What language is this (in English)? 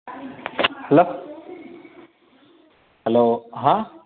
Gujarati